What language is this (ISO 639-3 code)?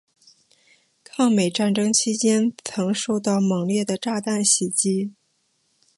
zho